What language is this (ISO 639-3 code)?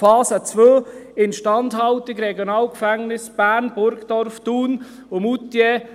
gsw